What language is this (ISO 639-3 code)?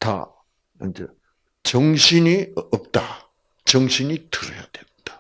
kor